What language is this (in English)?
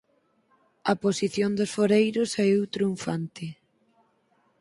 Galician